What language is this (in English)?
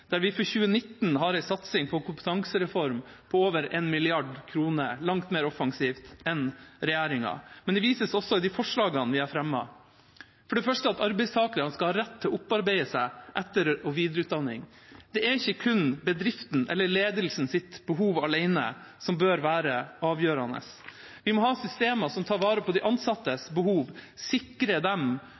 Norwegian Bokmål